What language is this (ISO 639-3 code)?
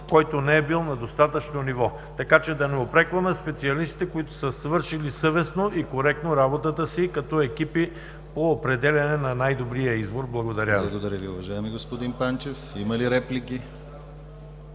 bul